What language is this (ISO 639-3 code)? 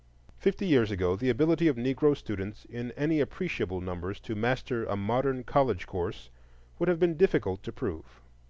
eng